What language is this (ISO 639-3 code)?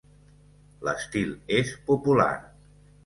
cat